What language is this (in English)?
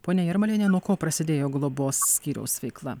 Lithuanian